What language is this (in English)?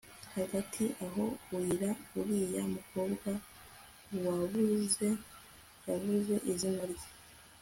Kinyarwanda